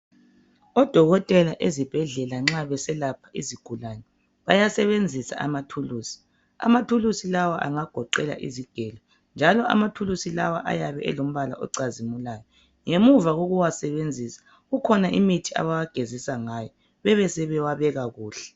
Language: North Ndebele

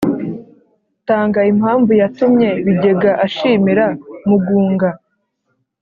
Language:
Kinyarwanda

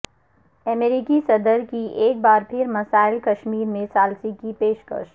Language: Urdu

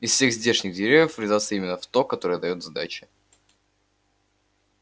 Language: Russian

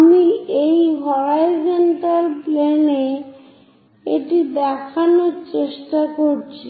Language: Bangla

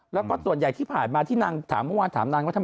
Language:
Thai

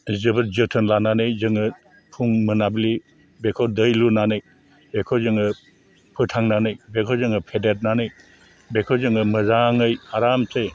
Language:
Bodo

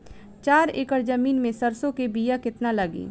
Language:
Bhojpuri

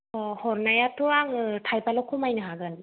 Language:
Bodo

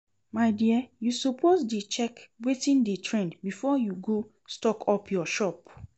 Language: Nigerian Pidgin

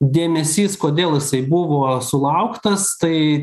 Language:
Lithuanian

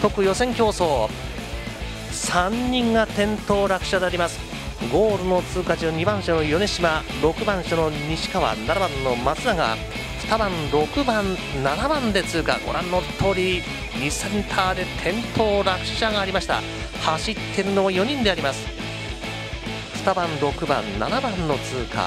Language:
Japanese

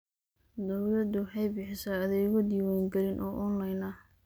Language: Somali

